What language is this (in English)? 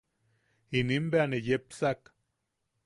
Yaqui